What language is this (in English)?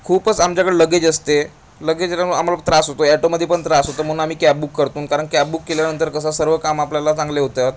Marathi